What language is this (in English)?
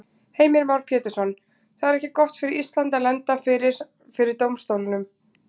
Icelandic